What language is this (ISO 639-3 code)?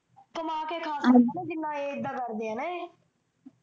pan